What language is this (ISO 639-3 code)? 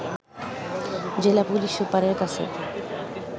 ben